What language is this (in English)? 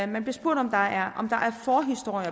Danish